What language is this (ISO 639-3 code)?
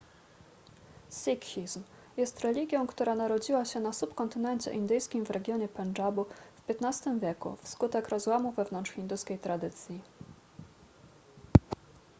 pol